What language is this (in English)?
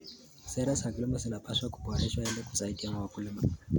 Kalenjin